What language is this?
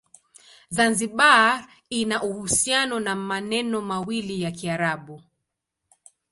Swahili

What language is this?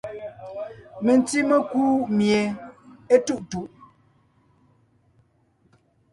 Ngiemboon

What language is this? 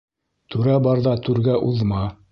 Bashkir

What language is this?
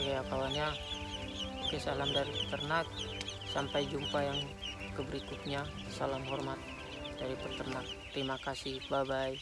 Indonesian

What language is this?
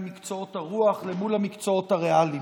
Hebrew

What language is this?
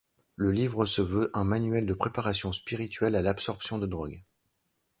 French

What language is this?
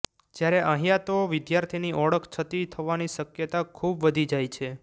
Gujarati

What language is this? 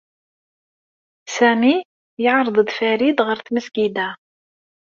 Kabyle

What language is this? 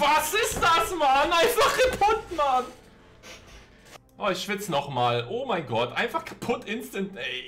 German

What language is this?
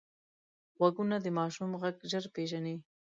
Pashto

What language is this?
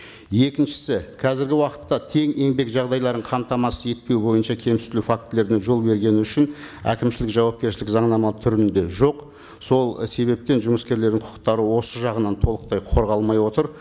Kazakh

